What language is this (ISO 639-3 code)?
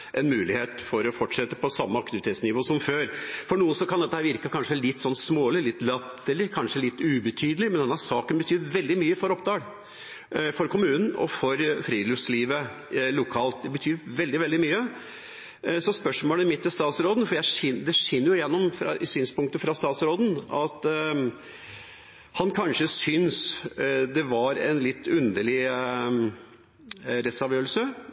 nno